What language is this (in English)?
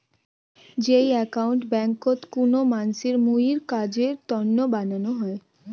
Bangla